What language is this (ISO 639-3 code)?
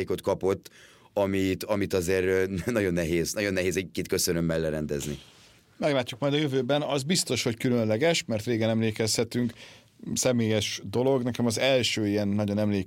hun